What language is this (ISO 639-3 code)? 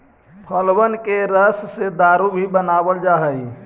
mag